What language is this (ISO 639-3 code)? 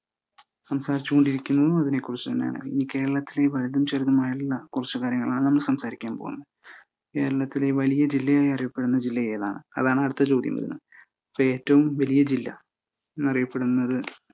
mal